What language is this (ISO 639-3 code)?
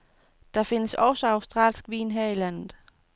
dan